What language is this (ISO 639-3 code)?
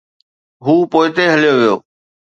snd